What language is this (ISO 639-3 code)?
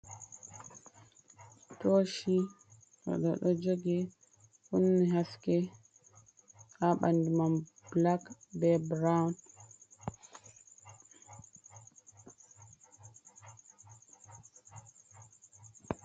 ful